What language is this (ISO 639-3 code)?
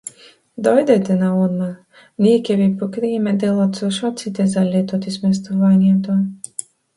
mkd